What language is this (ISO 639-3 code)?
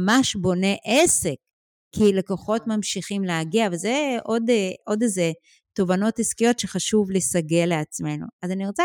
heb